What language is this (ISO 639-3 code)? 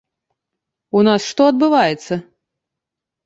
bel